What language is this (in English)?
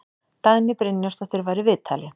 Icelandic